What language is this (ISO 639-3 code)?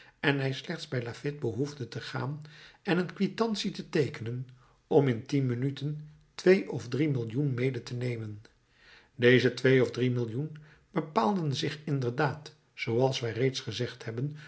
nld